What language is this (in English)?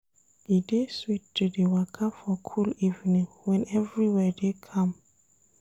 Nigerian Pidgin